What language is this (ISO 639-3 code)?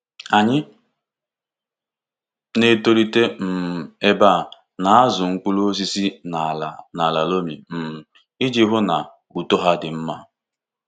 ibo